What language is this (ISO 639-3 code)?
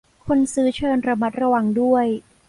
tha